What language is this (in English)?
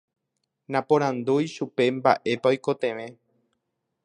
Guarani